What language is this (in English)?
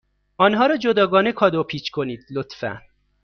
Persian